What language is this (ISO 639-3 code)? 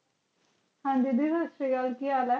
pan